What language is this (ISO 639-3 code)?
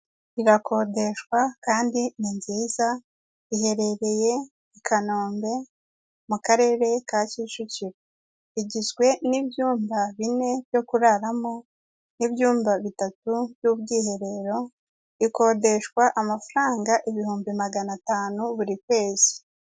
kin